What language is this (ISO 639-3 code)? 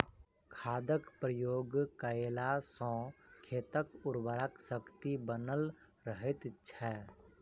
mai